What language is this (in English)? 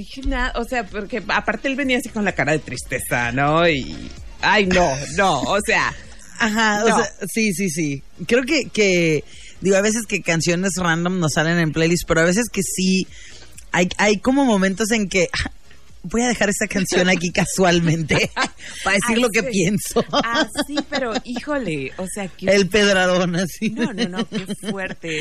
Spanish